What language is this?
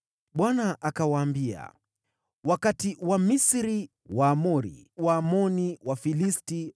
Swahili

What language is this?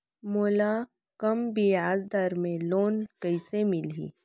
Chhattisgarhi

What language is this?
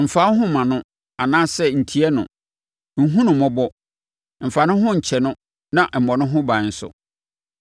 Akan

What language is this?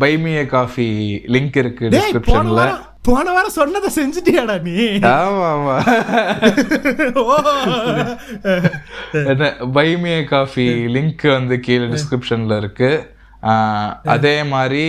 Tamil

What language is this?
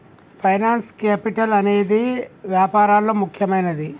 Telugu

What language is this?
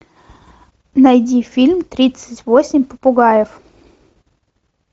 Russian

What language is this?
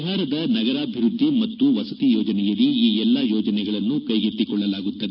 Kannada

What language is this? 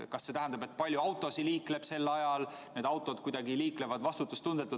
Estonian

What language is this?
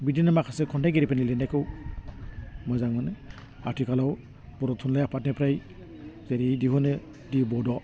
Bodo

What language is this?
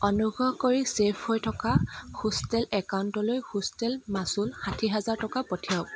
Assamese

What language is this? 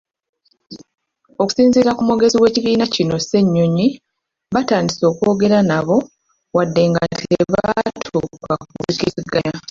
Ganda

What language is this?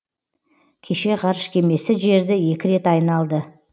Kazakh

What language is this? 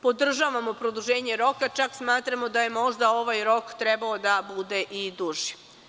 Serbian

